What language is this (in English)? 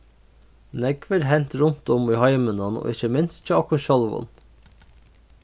Faroese